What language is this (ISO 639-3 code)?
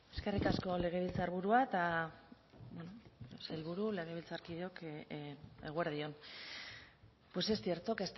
eus